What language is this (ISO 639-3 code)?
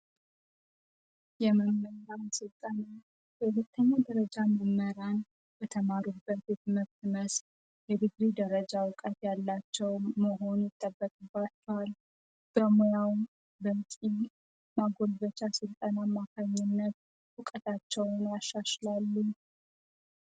amh